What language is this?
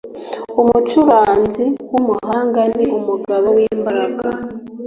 Kinyarwanda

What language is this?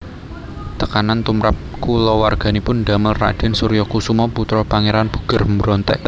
Javanese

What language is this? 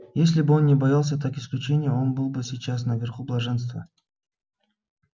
Russian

